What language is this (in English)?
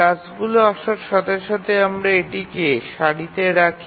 Bangla